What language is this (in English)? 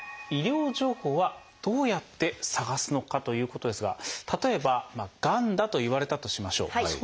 Japanese